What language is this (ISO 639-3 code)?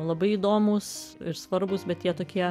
lit